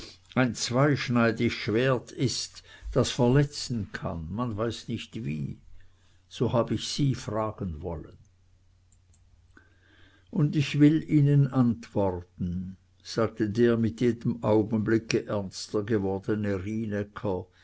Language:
German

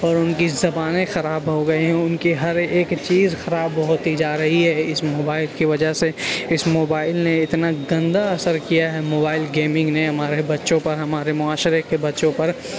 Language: Urdu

